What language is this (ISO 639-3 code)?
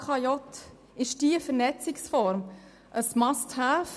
gsw